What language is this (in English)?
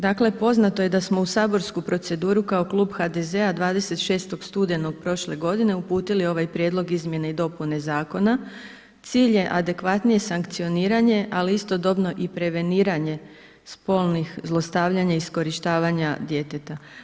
Croatian